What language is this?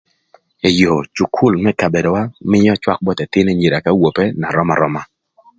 Thur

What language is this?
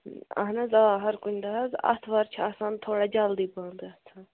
Kashmiri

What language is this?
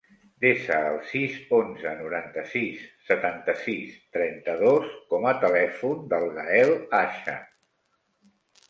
Catalan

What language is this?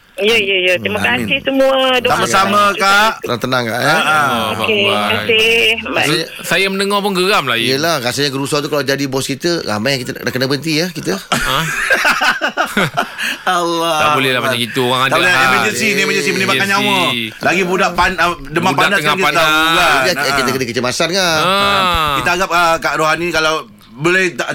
Malay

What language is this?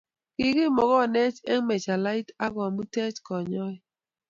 Kalenjin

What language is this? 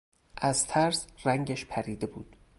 Persian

